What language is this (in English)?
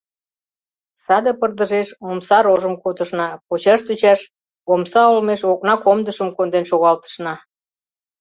Mari